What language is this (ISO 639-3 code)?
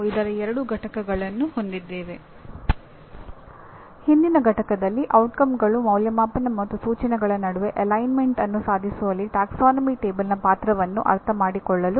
kan